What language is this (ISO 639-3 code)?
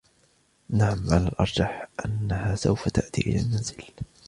ara